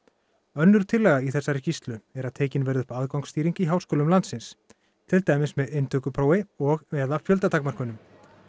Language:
Icelandic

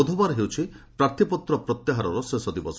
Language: Odia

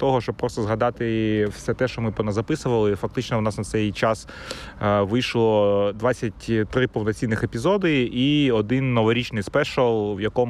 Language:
Ukrainian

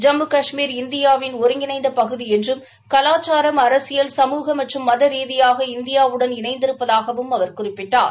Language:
Tamil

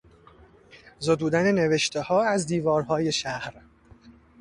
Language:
Persian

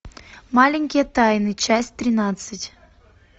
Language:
Russian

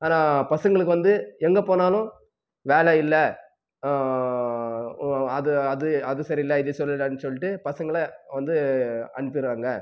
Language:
Tamil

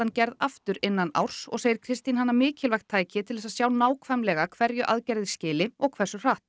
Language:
Icelandic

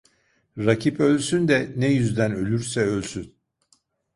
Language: Turkish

